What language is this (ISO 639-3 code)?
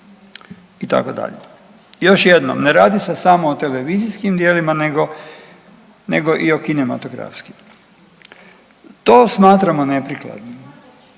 hrv